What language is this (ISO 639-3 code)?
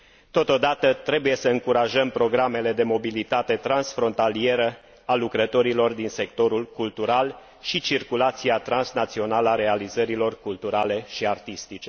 ron